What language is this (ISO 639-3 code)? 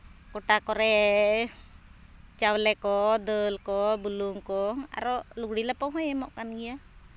sat